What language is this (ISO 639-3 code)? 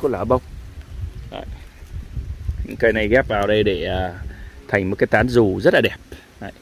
vie